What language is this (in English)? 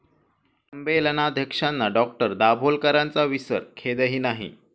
Marathi